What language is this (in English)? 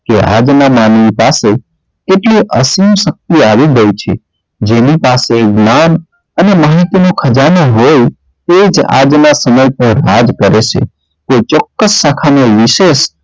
Gujarati